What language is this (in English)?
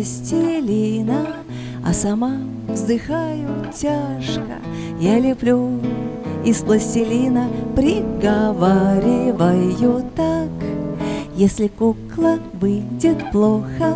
Russian